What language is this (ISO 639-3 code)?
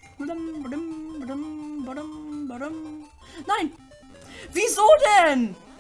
deu